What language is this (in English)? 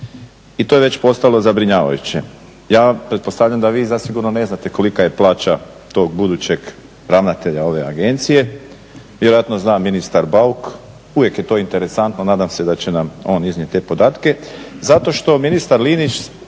Croatian